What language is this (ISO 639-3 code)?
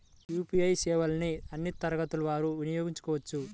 tel